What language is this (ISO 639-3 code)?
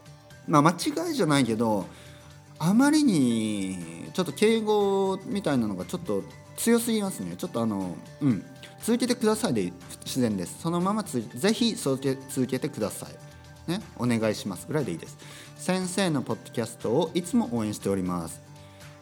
jpn